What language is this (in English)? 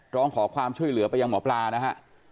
Thai